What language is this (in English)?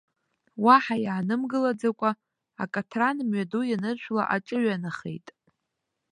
Abkhazian